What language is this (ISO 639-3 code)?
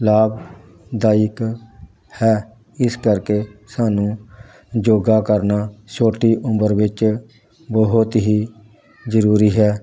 pan